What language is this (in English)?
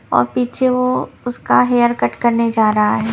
Hindi